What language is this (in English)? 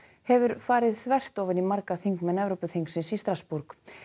Icelandic